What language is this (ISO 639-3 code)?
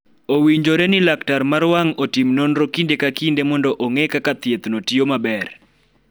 luo